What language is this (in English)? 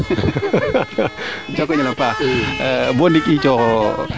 Serer